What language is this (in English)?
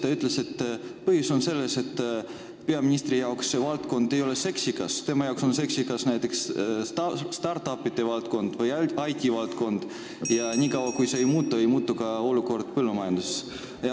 Estonian